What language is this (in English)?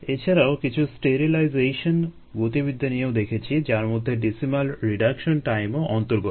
Bangla